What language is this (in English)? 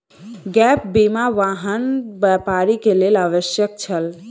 Maithili